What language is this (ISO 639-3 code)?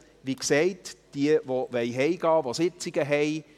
gsw